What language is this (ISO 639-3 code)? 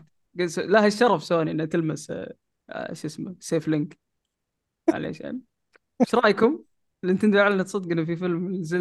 ara